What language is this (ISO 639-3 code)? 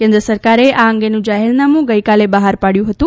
guj